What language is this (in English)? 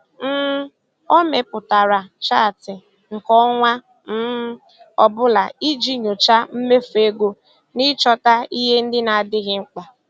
Igbo